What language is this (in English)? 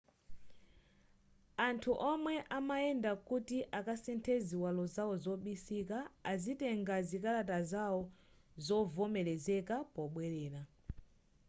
Nyanja